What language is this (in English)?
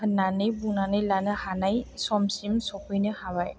Bodo